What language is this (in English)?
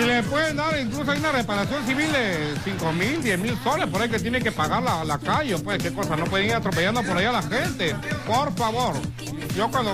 Spanish